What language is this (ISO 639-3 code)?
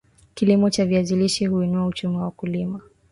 swa